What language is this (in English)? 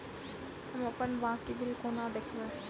Maithili